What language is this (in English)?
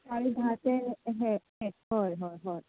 Konkani